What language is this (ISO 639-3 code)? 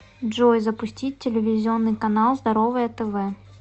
rus